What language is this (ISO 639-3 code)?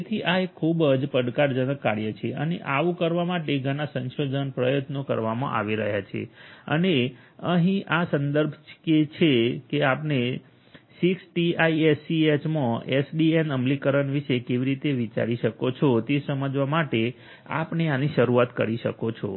guj